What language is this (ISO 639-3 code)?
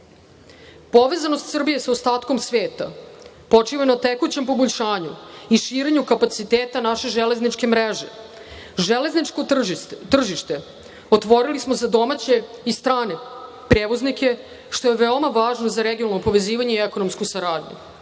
srp